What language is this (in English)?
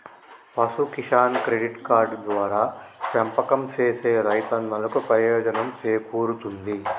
Telugu